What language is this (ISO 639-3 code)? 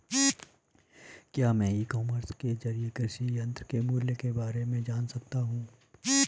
hin